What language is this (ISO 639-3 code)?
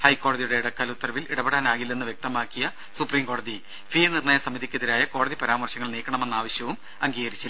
mal